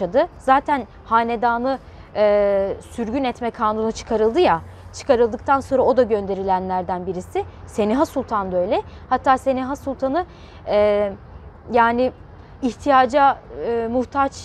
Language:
Turkish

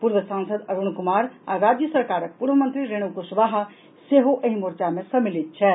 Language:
Maithili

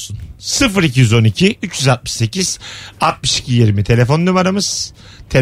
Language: Turkish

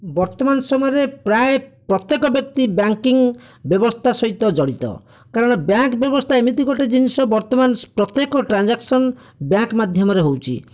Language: Odia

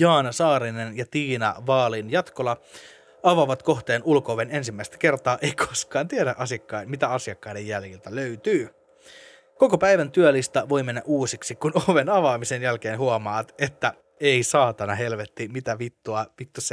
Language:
Finnish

